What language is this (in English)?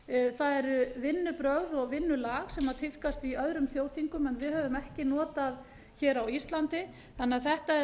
Icelandic